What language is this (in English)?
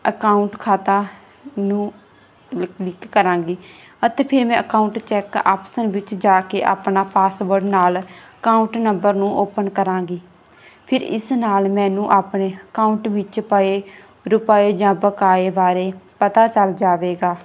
Punjabi